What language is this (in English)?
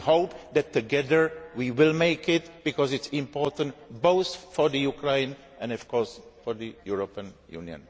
English